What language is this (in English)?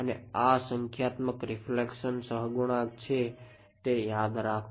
Gujarati